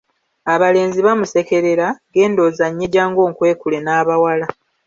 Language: Ganda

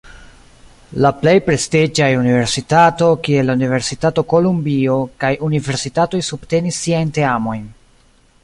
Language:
Esperanto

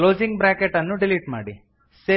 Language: Kannada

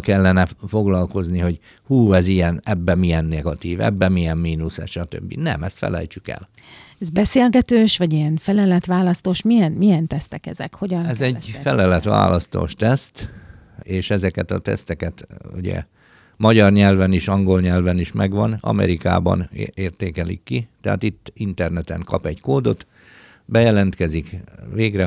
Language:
Hungarian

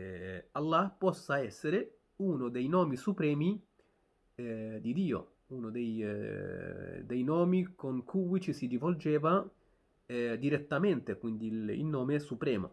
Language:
Italian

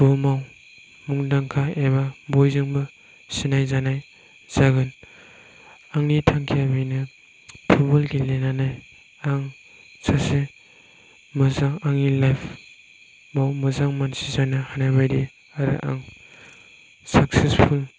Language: Bodo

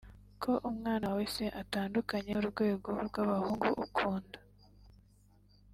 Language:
Kinyarwanda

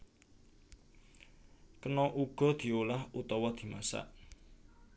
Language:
Javanese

